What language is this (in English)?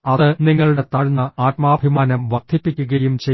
Malayalam